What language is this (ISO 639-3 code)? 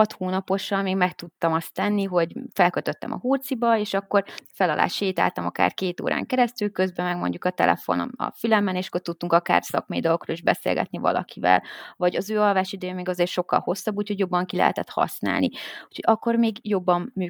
hun